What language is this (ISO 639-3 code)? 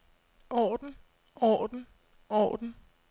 dan